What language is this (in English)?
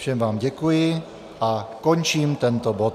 Czech